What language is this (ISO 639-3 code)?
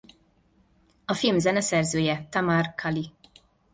hun